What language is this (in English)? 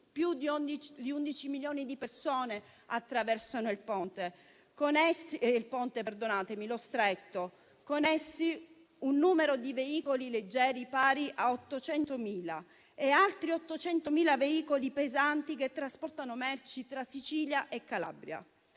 Italian